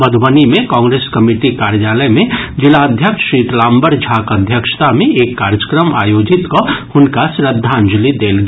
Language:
Maithili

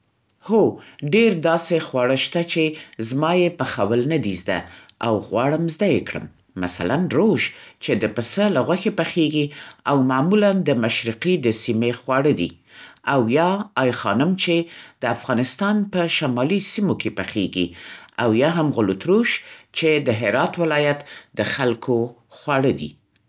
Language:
Central Pashto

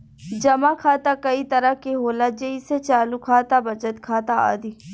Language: Bhojpuri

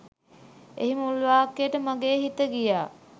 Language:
Sinhala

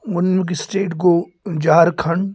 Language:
Kashmiri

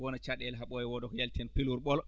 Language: Fula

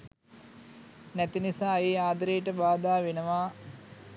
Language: Sinhala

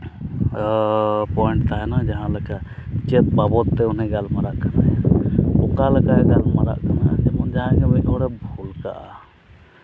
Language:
Santali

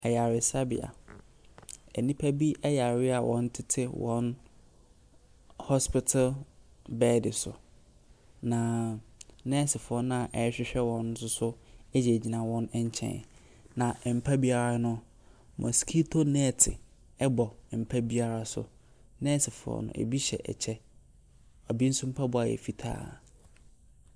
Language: Akan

